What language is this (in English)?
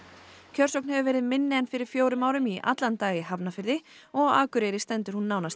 Icelandic